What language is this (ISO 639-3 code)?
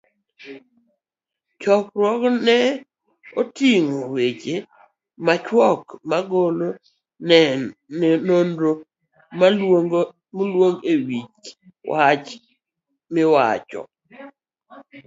luo